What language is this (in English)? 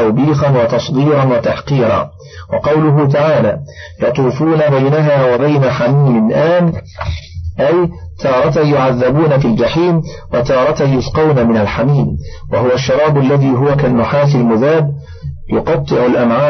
Arabic